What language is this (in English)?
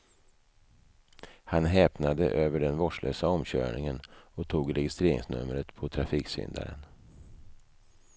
Swedish